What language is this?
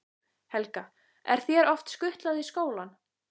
Icelandic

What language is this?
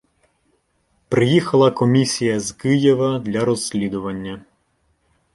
Ukrainian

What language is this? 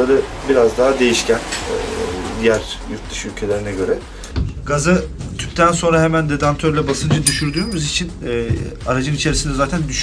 Turkish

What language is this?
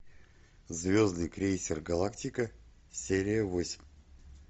Russian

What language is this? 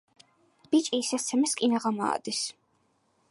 Georgian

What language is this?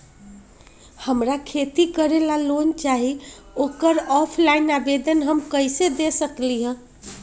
Magahi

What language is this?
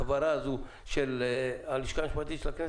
Hebrew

